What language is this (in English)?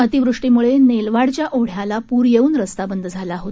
Marathi